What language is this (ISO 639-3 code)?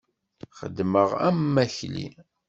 kab